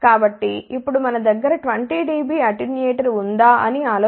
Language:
Telugu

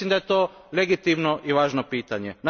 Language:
Croatian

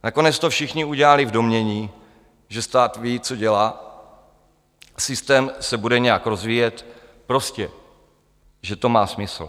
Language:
Czech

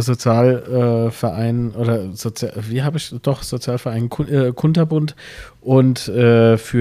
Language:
German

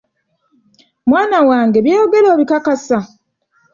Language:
Ganda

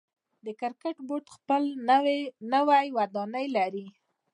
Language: Pashto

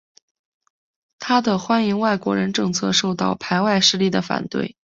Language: Chinese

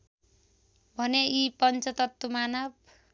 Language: Nepali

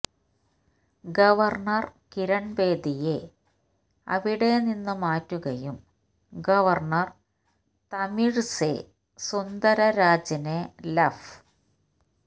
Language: Malayalam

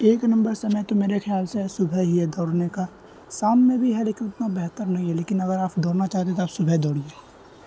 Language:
Urdu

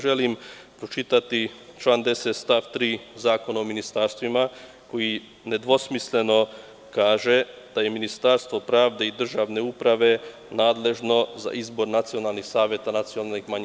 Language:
Serbian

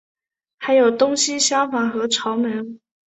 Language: Chinese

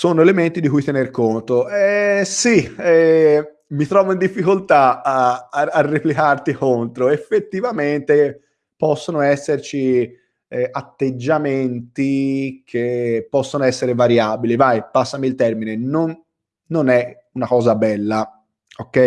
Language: Italian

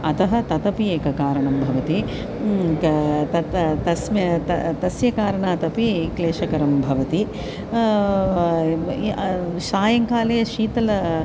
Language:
Sanskrit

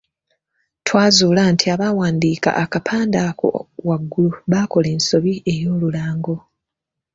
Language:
Ganda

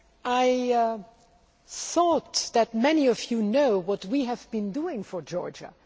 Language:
English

